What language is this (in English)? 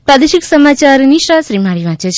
Gujarati